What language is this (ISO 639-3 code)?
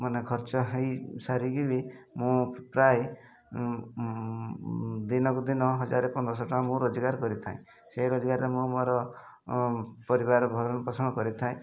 ori